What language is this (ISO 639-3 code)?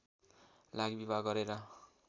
nep